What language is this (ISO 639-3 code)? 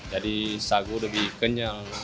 ind